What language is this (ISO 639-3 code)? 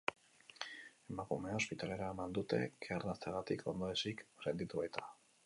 eus